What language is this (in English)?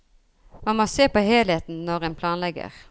Norwegian